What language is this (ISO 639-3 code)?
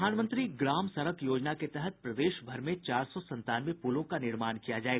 hin